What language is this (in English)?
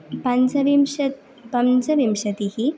Sanskrit